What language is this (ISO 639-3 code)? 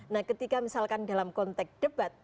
ind